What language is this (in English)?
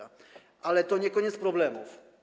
Polish